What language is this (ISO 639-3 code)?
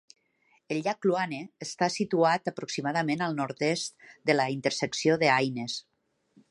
cat